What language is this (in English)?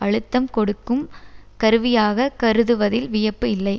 Tamil